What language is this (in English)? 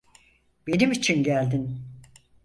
Turkish